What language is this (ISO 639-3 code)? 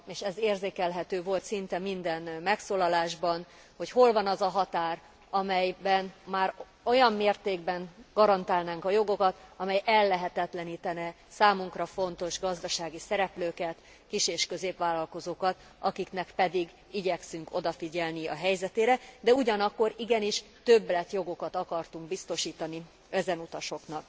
hun